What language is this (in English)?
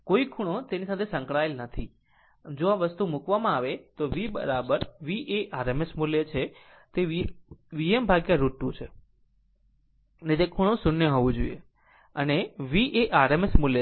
Gujarati